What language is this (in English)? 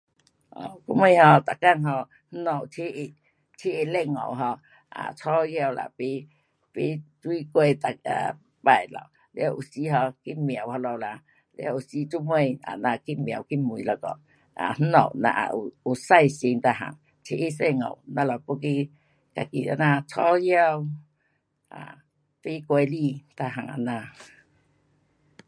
Pu-Xian Chinese